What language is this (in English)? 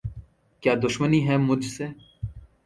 Urdu